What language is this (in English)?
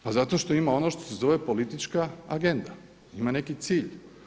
Croatian